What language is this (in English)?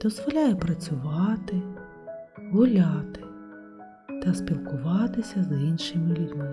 Ukrainian